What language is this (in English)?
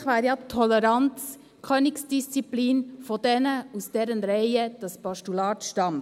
Swiss German